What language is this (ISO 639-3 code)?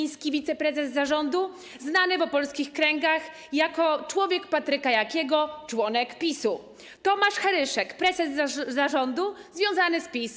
pol